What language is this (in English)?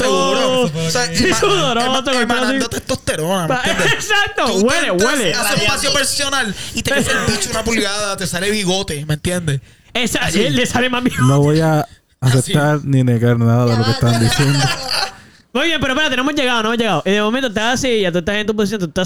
Spanish